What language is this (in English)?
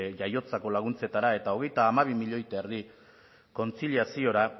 Basque